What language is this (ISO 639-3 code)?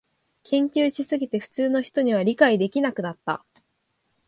jpn